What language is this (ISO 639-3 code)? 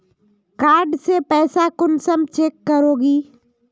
mag